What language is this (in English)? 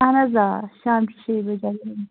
Kashmiri